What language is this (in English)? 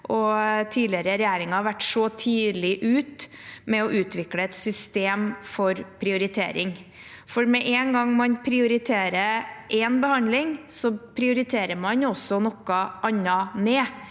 Norwegian